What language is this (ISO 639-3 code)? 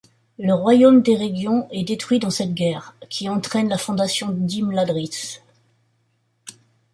fra